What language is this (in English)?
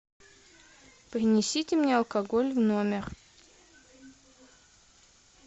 Russian